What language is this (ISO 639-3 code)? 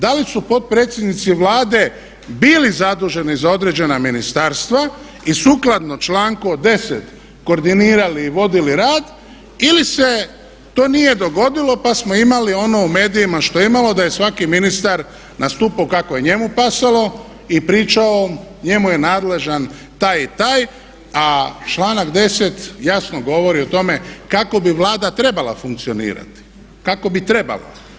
hrv